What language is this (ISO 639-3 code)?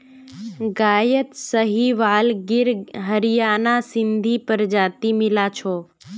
mag